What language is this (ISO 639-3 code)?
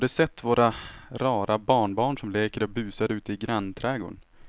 swe